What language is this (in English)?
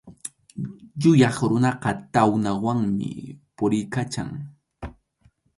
Arequipa-La Unión Quechua